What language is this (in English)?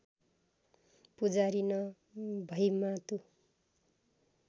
Nepali